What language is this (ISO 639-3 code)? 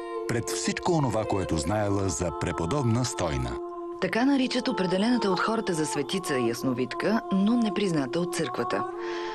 bul